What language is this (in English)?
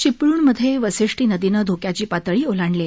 Marathi